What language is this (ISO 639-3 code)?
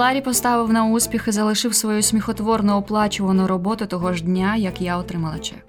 ukr